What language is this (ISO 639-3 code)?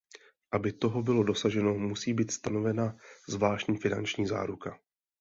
ces